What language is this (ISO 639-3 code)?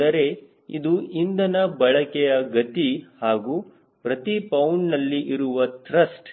kan